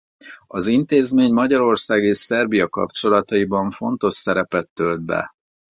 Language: Hungarian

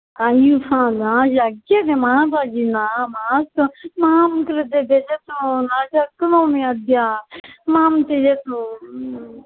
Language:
Sanskrit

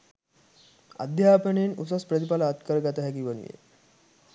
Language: Sinhala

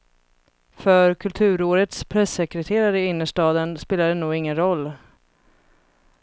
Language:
Swedish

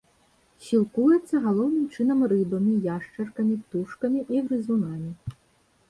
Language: Belarusian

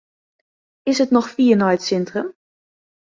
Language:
Western Frisian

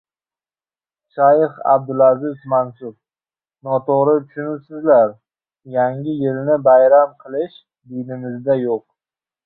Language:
Uzbek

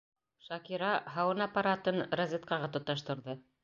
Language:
Bashkir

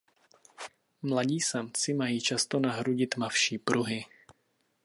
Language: Czech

